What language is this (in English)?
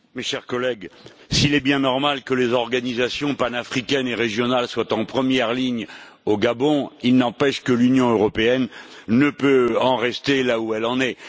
French